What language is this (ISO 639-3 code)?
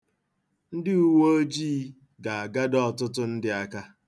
ibo